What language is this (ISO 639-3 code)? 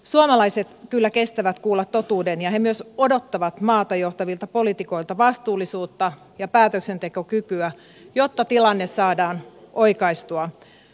fin